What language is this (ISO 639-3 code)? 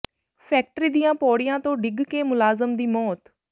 pan